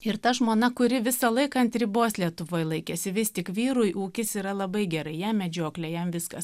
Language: Lithuanian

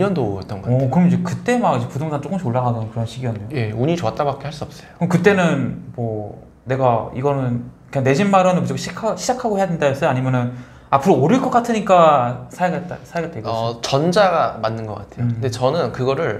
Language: Korean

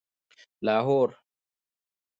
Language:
Pashto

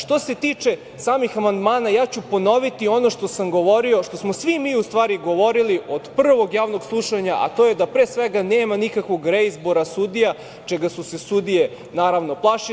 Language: Serbian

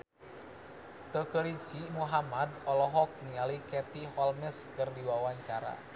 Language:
Sundanese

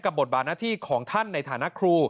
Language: Thai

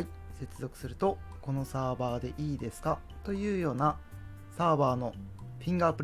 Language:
Japanese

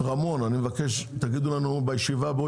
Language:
Hebrew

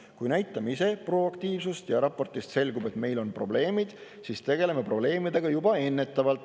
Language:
Estonian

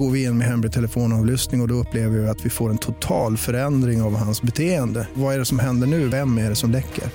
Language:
Swedish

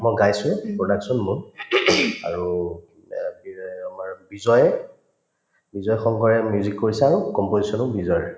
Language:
Assamese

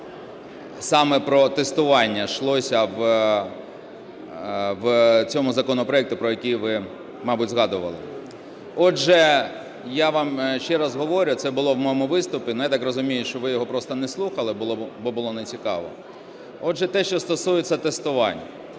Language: Ukrainian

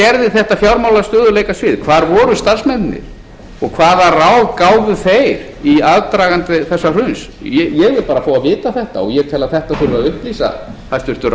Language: Icelandic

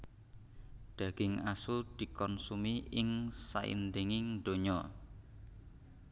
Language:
Javanese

